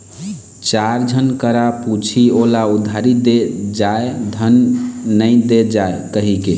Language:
Chhattisgarhi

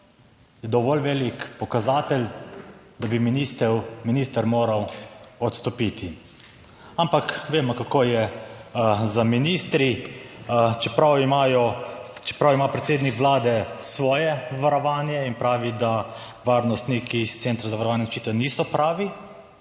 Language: Slovenian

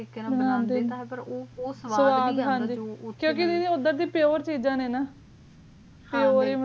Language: Punjabi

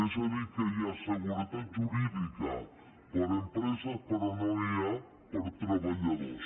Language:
Catalan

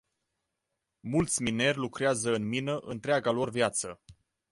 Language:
Romanian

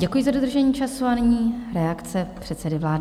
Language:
Czech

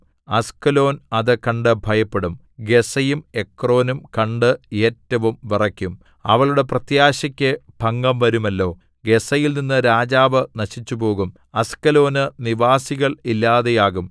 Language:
Malayalam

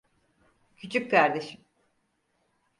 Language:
Turkish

